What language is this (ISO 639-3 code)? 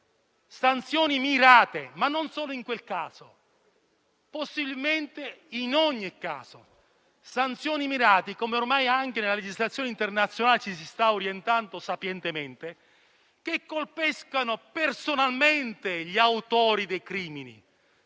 ita